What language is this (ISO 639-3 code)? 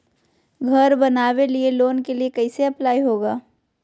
mag